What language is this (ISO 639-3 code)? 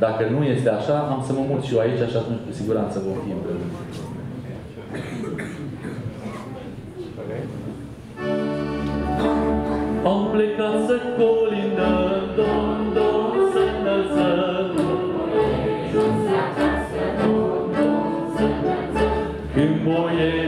ron